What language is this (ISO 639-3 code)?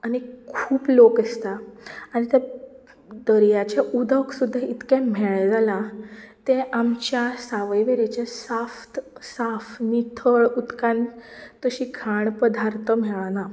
kok